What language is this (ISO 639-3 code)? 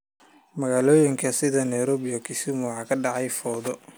som